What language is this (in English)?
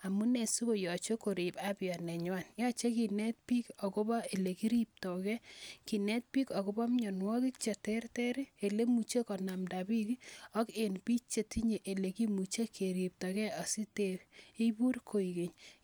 Kalenjin